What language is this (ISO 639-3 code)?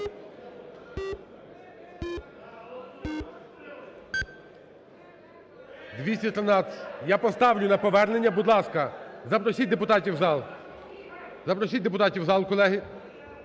ukr